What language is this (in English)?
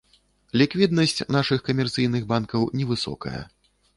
Belarusian